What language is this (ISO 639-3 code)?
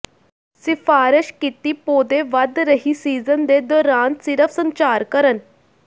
pan